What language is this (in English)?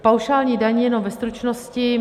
Czech